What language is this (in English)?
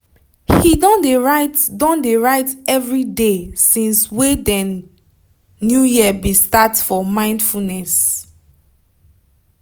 Nigerian Pidgin